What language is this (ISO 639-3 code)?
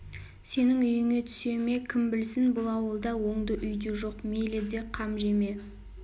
kaz